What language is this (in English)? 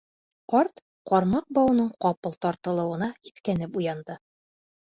Bashkir